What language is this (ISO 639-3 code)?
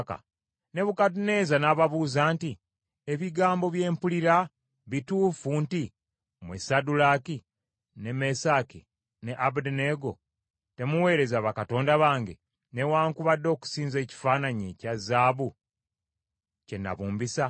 lug